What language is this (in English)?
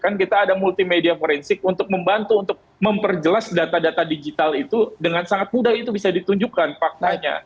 Indonesian